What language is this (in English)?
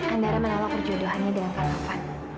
Indonesian